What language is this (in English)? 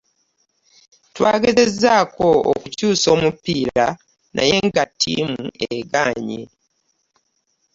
Ganda